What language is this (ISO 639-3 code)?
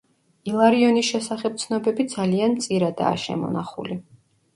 kat